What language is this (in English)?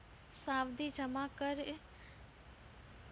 Maithili